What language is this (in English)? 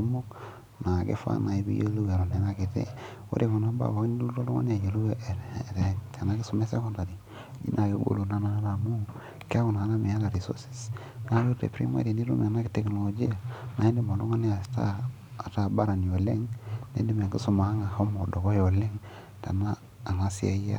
Masai